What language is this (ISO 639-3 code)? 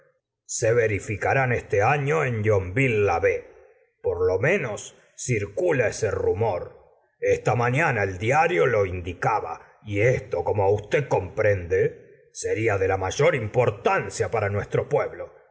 spa